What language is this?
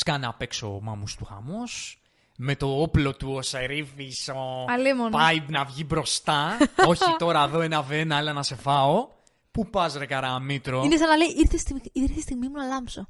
Greek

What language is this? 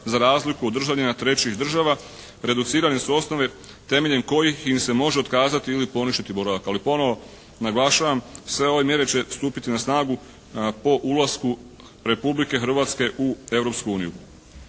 Croatian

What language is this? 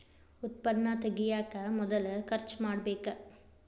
Kannada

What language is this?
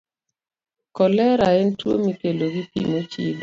Luo (Kenya and Tanzania)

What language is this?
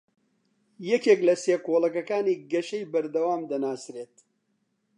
Central Kurdish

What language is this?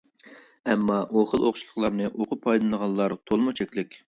Uyghur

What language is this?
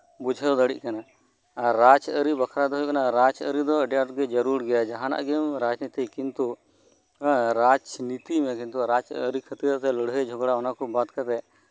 Santali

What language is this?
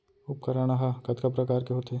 Chhattisgarhi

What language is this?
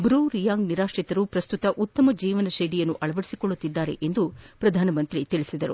Kannada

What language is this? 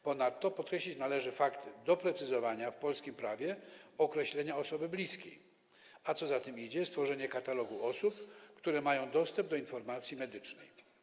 Polish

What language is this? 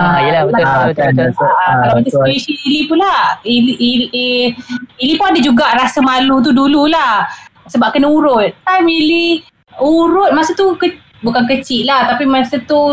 Malay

